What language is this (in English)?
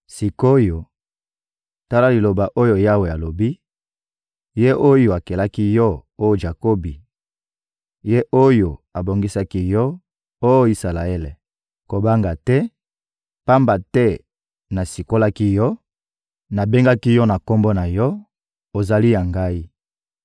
Lingala